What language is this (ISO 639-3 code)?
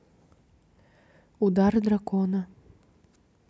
rus